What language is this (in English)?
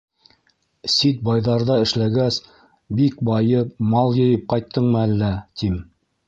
Bashkir